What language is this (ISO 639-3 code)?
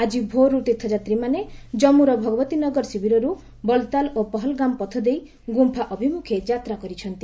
ori